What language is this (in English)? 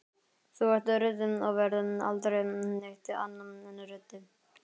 Icelandic